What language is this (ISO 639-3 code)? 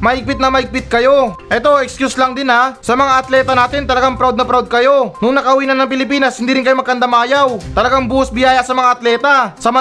fil